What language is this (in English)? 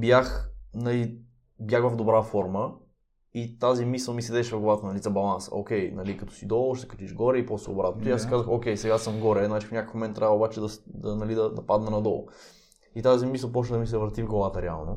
Bulgarian